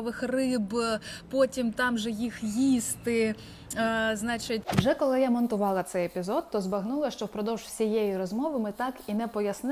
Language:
Ukrainian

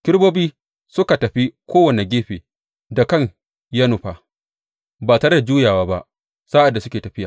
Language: Hausa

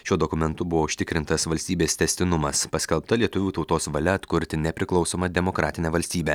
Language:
Lithuanian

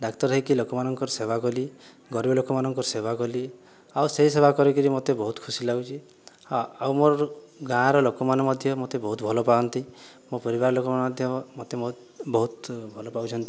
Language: Odia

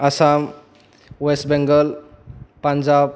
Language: Bodo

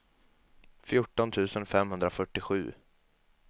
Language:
Swedish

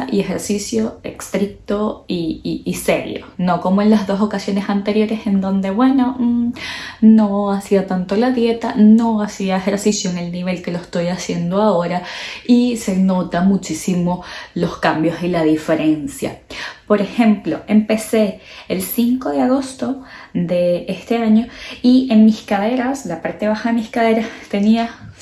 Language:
Spanish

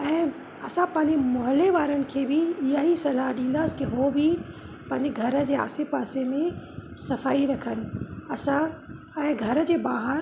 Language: Sindhi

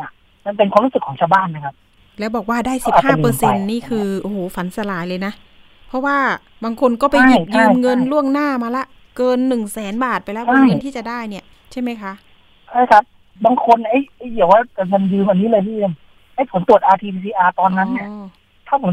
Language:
Thai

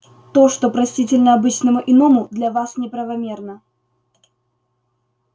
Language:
Russian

